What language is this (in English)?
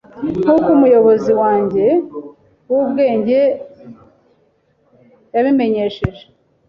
Kinyarwanda